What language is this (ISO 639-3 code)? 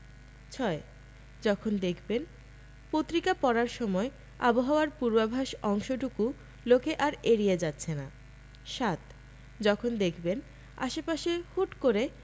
ben